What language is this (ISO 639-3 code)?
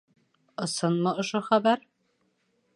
bak